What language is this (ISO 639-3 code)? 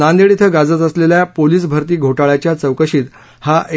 mar